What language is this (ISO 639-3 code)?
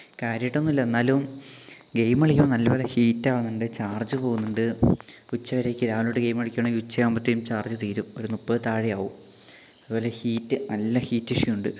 mal